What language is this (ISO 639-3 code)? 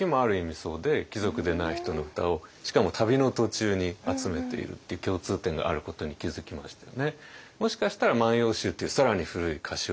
jpn